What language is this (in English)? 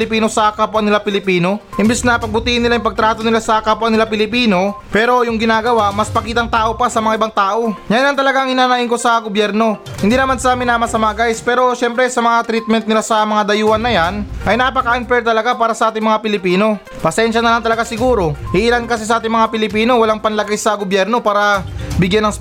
Filipino